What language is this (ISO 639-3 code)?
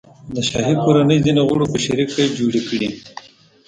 pus